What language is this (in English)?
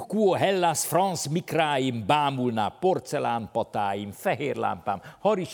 Hungarian